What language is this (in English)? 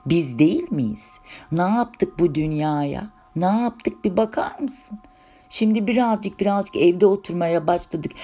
Turkish